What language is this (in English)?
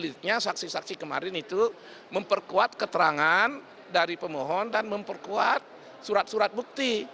Indonesian